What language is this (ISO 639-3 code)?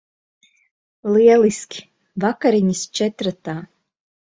lav